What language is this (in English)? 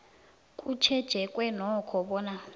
South Ndebele